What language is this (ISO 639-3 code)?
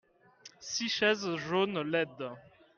fra